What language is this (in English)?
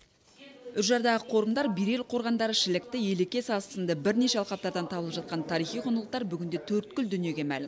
Kazakh